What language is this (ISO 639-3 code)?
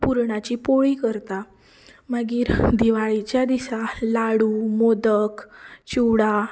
kok